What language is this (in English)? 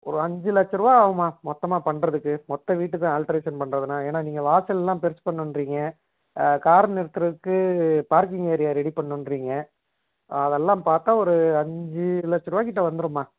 Tamil